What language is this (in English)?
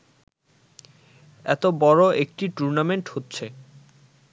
Bangla